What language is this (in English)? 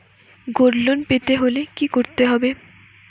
Bangla